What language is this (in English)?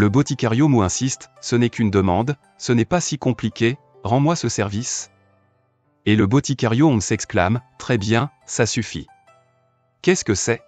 French